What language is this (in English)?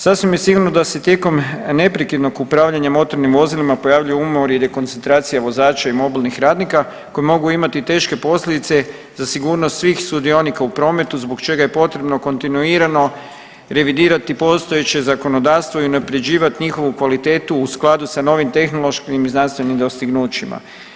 Croatian